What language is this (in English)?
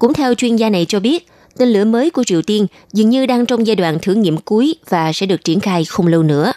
Vietnamese